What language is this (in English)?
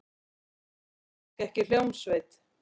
Icelandic